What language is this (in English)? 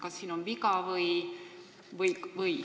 Estonian